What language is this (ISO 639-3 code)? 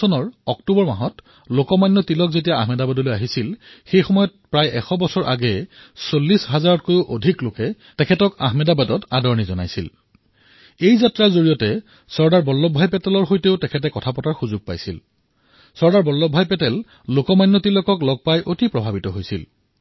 asm